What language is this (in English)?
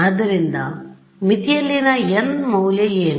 Kannada